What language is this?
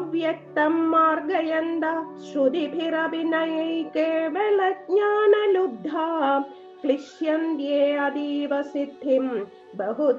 Malayalam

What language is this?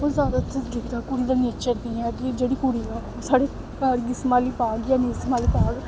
Dogri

